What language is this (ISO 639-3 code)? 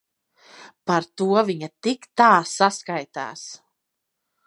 lav